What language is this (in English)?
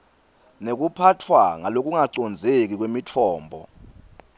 Swati